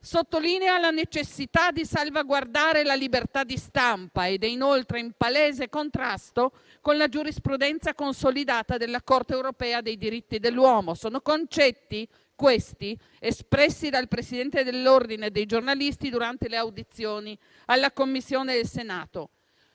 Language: Italian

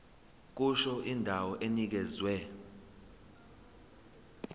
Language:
Zulu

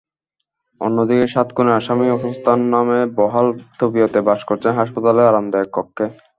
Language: Bangla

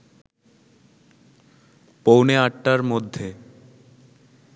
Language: Bangla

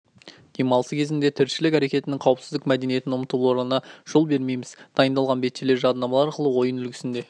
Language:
Kazakh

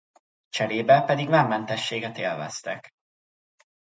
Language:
Hungarian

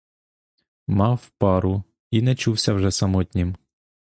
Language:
Ukrainian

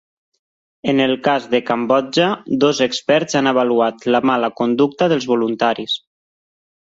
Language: Catalan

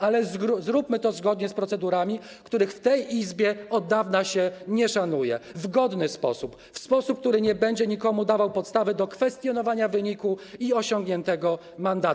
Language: Polish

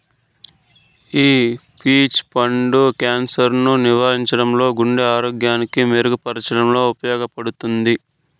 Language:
Telugu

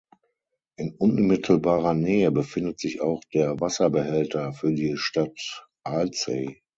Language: German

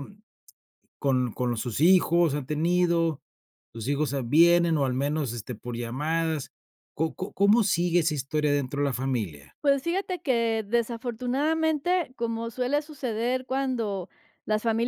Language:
Spanish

